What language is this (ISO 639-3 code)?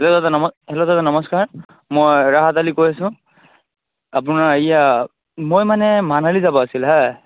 asm